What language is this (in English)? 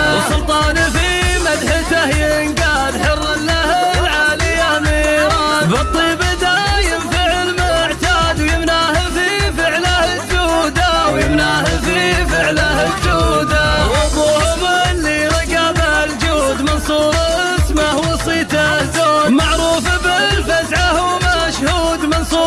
Arabic